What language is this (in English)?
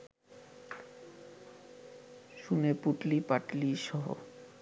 Bangla